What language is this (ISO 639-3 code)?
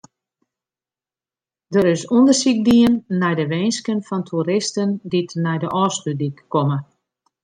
fry